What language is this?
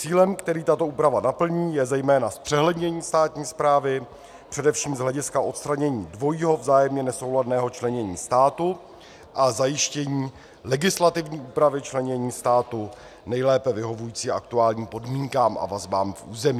Czech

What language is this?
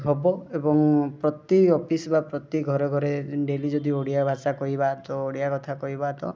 Odia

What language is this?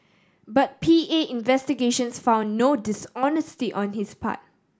English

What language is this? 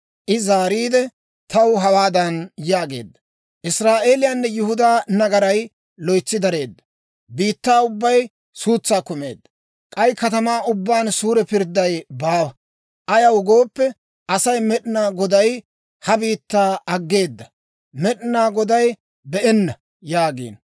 Dawro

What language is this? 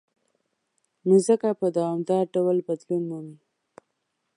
Pashto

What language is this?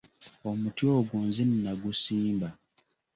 Ganda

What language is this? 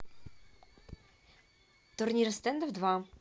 Russian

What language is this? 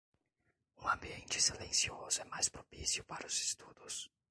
Portuguese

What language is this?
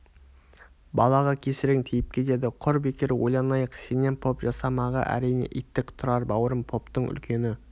Kazakh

